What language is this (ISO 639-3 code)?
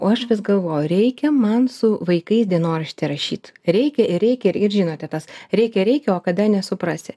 lit